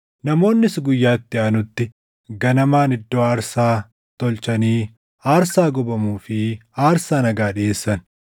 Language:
Oromo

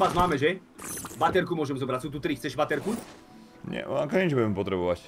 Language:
Czech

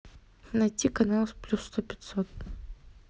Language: Russian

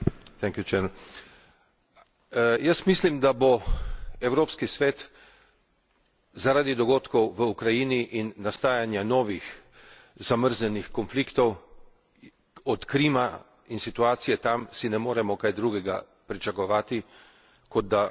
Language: Slovenian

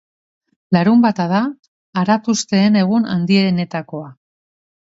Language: Basque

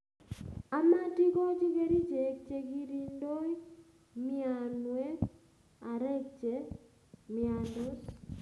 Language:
Kalenjin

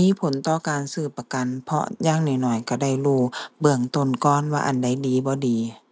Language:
Thai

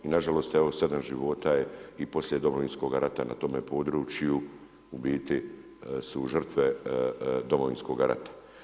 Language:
Croatian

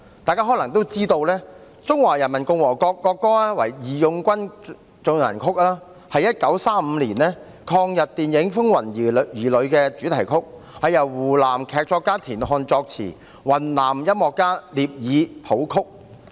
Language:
Cantonese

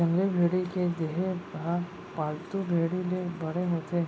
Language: Chhattisgarhi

